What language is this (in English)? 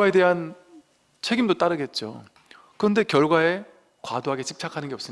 Korean